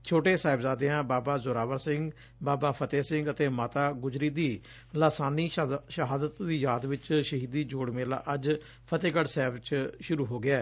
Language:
Punjabi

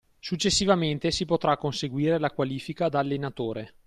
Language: Italian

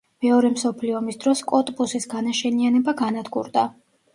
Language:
Georgian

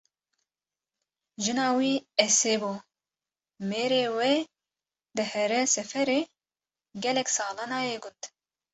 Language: Kurdish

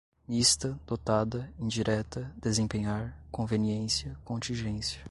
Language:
Portuguese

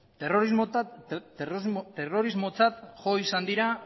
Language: Basque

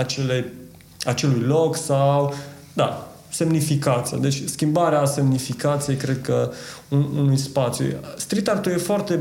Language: Romanian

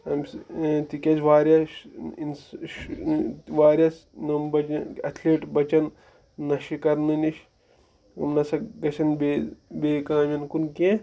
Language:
Kashmiri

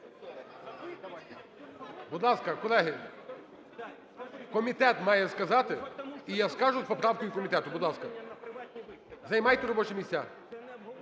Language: Ukrainian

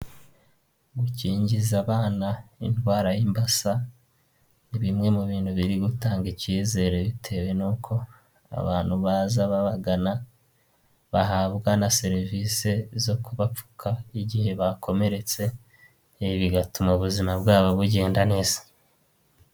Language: Kinyarwanda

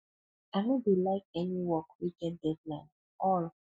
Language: Nigerian Pidgin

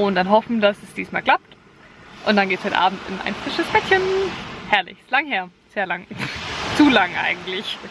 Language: German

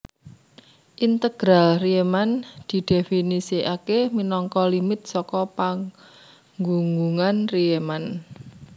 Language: Javanese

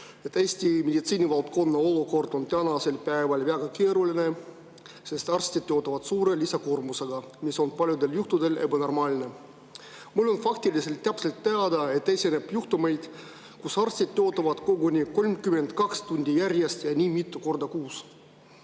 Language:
Estonian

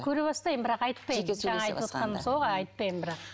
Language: Kazakh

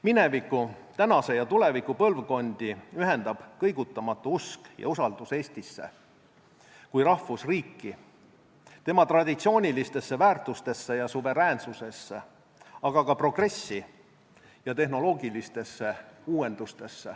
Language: Estonian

